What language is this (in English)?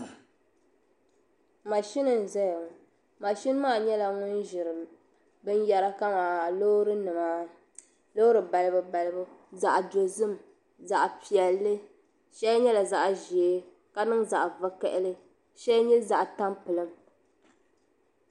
Dagbani